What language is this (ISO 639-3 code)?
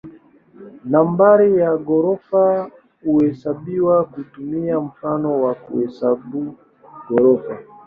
swa